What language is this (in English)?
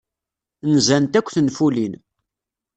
Kabyle